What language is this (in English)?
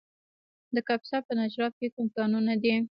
Pashto